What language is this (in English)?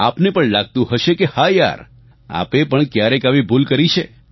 Gujarati